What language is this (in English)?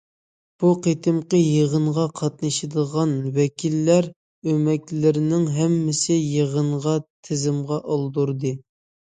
Uyghur